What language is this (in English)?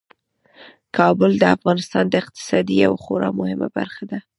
Pashto